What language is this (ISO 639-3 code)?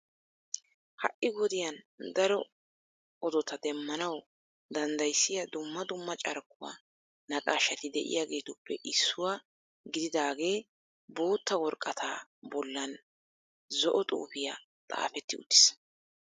wal